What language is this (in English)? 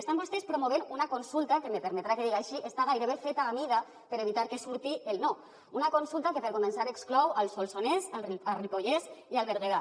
Catalan